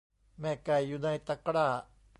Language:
Thai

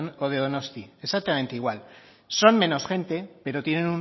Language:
Spanish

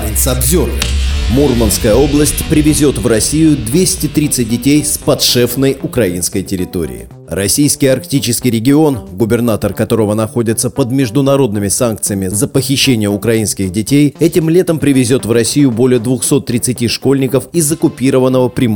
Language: Russian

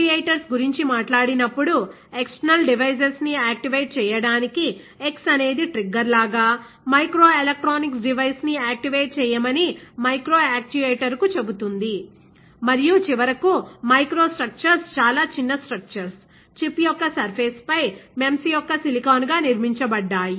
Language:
Telugu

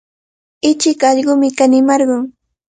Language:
Cajatambo North Lima Quechua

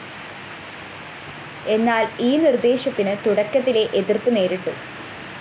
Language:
Malayalam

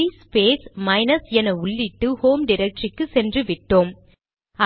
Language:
Tamil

